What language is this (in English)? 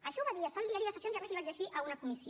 Catalan